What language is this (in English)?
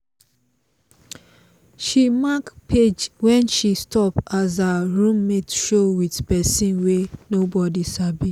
Nigerian Pidgin